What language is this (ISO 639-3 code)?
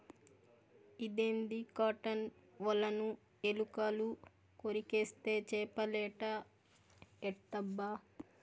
tel